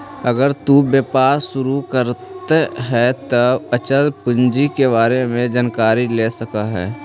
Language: Magahi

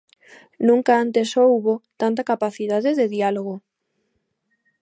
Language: Galician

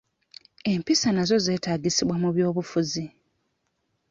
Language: Ganda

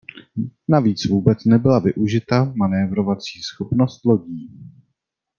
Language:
Czech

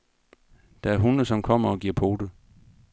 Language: Danish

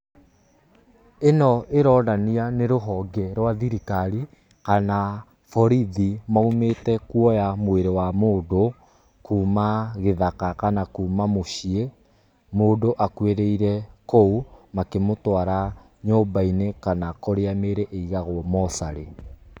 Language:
Kikuyu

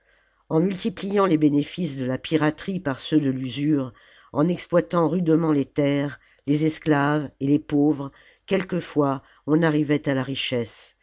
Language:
French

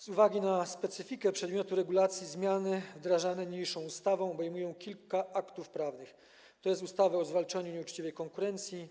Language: Polish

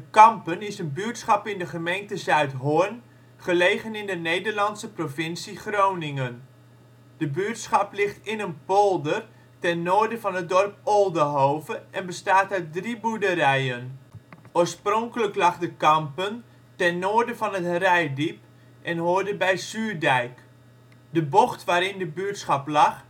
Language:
Dutch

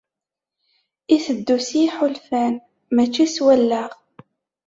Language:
Kabyle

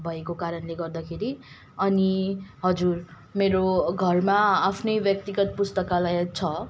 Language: Nepali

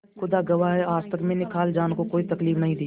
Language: Hindi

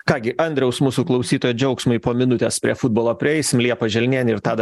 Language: Lithuanian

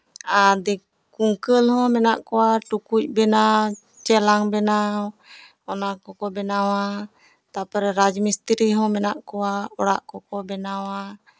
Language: Santali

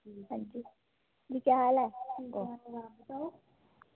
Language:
Dogri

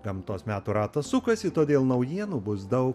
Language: Lithuanian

